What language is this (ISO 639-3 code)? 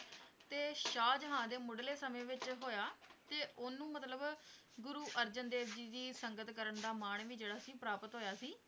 pan